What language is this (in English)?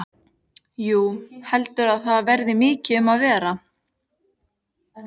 Icelandic